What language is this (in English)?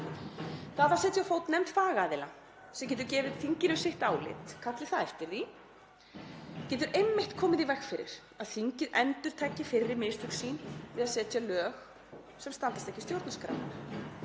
Icelandic